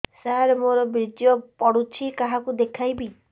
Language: Odia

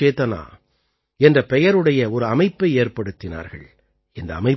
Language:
Tamil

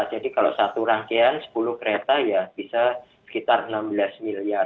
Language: Indonesian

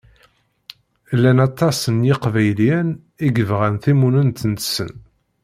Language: Kabyle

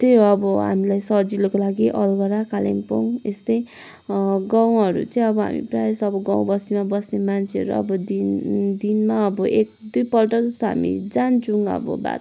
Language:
Nepali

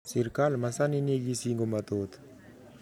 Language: Luo (Kenya and Tanzania)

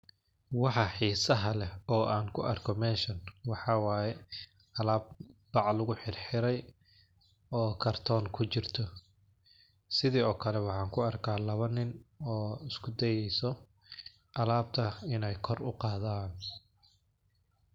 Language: Somali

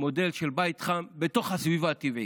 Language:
Hebrew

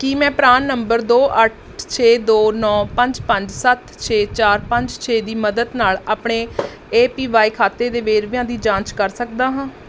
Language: Punjabi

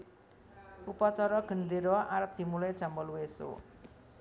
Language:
Javanese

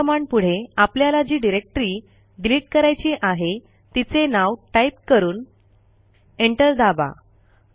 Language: Marathi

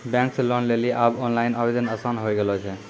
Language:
Maithili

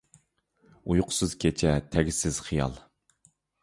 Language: Uyghur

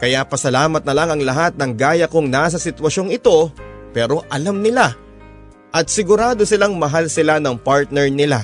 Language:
Filipino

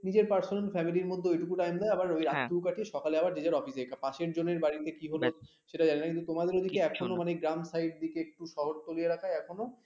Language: Bangla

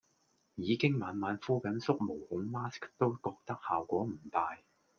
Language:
Cantonese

